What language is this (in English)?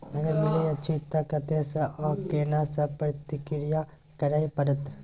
Maithili